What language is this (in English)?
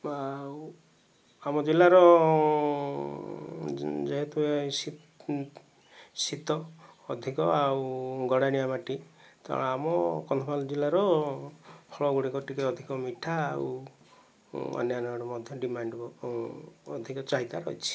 Odia